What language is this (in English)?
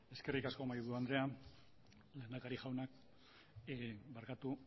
Basque